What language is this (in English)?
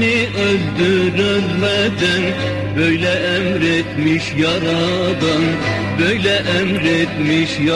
Turkish